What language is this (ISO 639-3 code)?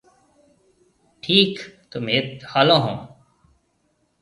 mve